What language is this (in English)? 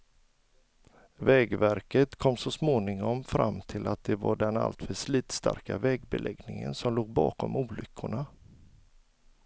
Swedish